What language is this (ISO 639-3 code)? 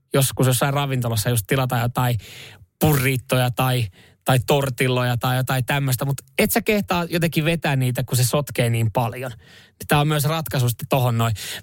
fin